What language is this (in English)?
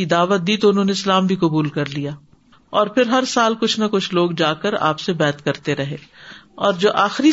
Urdu